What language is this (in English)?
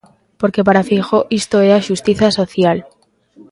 Galician